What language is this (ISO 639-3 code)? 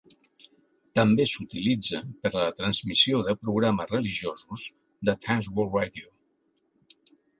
cat